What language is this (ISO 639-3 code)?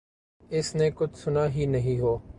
urd